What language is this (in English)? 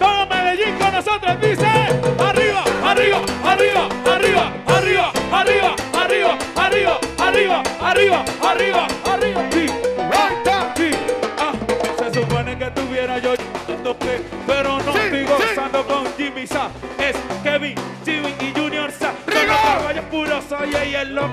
Romanian